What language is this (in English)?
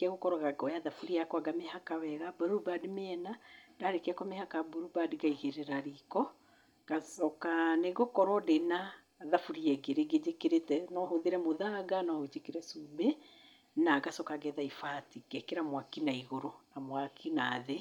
Kikuyu